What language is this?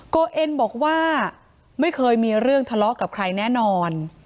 Thai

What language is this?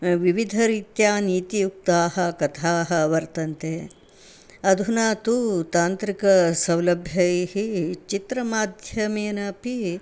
Sanskrit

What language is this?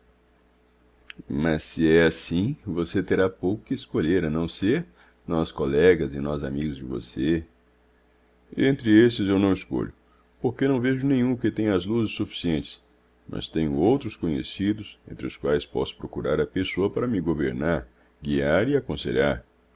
Portuguese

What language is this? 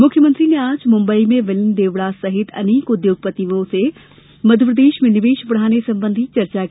Hindi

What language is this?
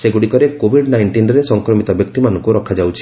Odia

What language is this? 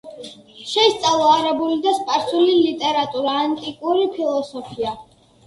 Georgian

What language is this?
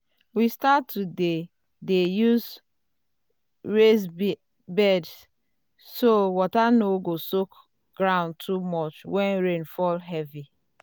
Nigerian Pidgin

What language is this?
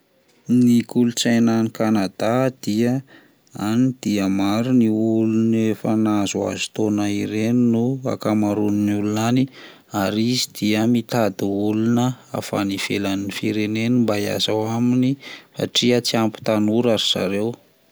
Malagasy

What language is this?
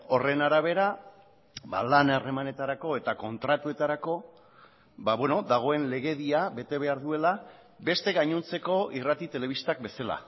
Basque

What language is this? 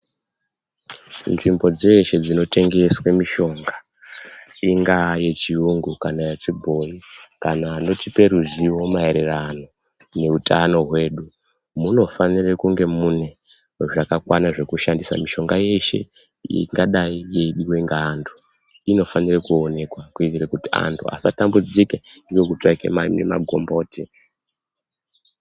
Ndau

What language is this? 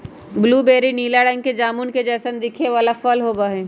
Magahi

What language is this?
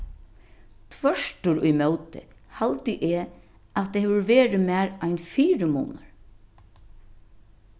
Faroese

